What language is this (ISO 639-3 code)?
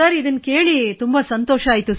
kan